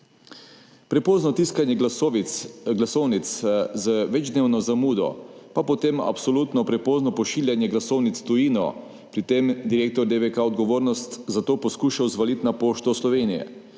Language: Slovenian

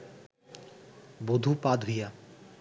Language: Bangla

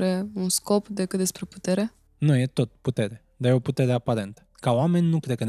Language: Romanian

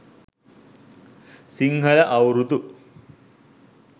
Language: Sinhala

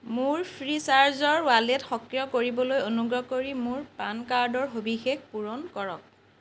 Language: Assamese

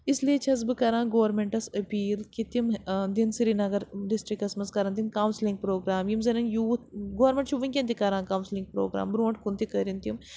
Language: Kashmiri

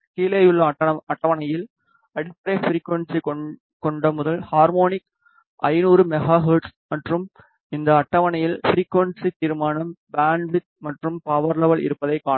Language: Tamil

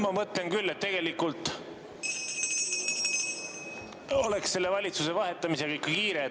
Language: Estonian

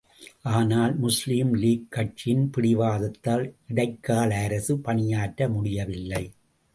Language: Tamil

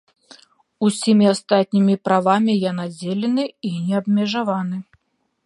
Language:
Belarusian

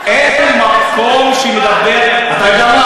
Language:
Hebrew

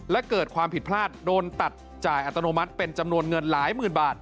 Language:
Thai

